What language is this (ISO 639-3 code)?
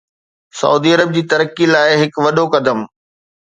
snd